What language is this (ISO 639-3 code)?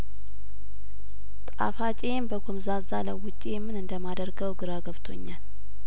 amh